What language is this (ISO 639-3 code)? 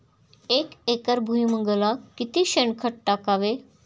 mar